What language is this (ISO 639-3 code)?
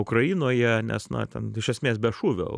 lit